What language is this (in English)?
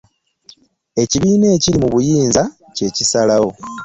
Ganda